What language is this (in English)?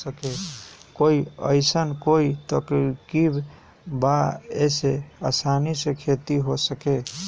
Magahi